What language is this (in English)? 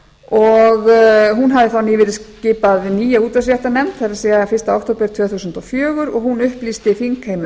Icelandic